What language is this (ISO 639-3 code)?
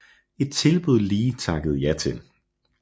dan